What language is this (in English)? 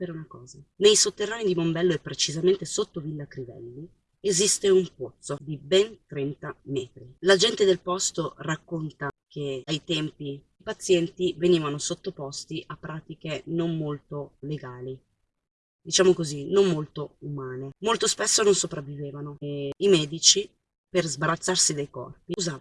Italian